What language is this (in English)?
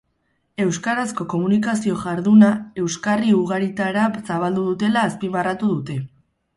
Basque